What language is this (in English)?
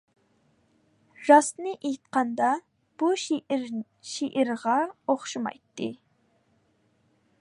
Uyghur